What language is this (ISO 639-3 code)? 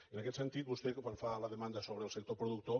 cat